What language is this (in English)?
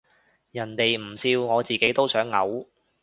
Cantonese